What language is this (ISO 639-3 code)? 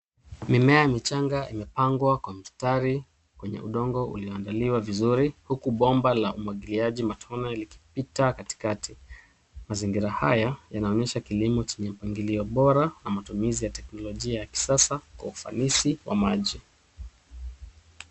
swa